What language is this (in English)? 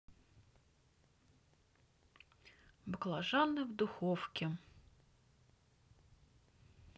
Russian